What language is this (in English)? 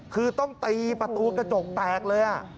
Thai